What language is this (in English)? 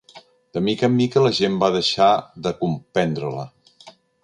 Catalan